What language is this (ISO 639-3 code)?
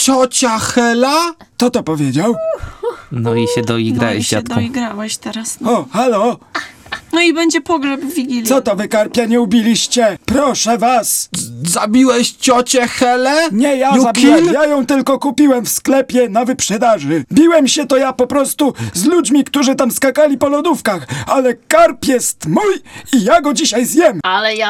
pol